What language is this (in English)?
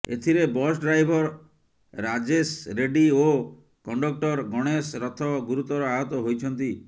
Odia